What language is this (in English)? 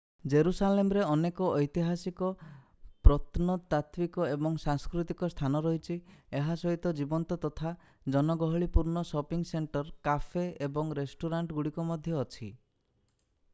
Odia